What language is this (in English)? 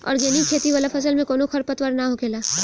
Bhojpuri